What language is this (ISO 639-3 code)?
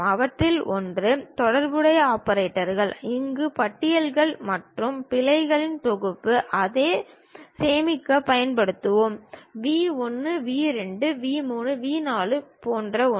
tam